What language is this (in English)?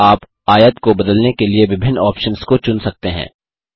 Hindi